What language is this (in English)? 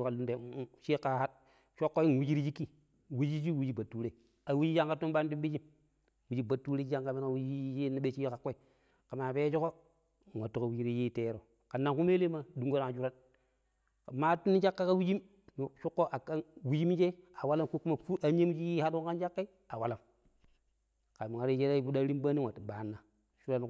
Pero